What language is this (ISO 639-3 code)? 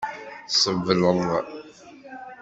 kab